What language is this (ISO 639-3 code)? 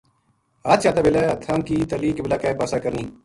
gju